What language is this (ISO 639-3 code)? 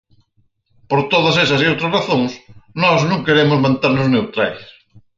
glg